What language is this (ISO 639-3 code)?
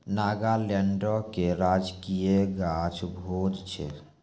mai